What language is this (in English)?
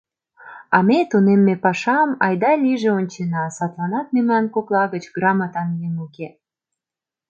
Mari